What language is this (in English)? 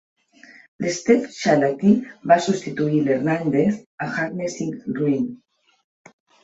Catalan